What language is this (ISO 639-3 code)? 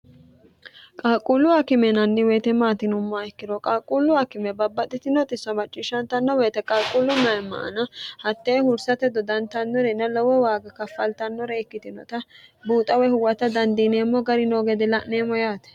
sid